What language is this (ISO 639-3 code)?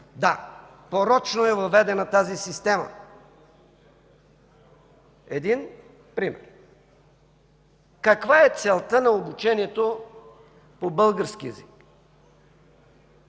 bul